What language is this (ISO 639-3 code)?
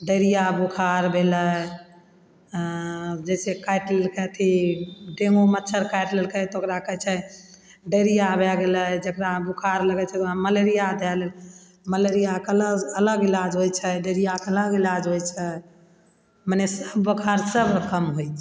mai